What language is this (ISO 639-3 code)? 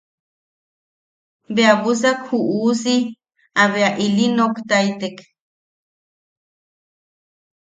yaq